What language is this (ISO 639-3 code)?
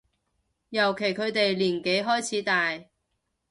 yue